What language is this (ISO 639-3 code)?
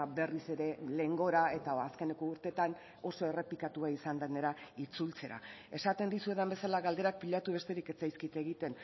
eus